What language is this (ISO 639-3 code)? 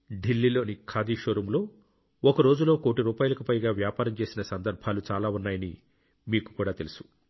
tel